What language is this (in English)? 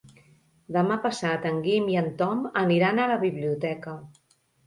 Catalan